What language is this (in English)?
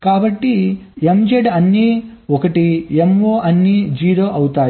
Telugu